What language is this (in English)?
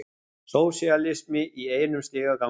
Icelandic